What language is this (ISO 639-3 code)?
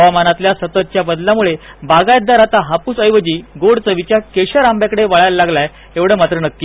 mar